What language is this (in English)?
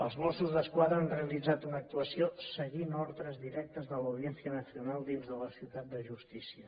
Catalan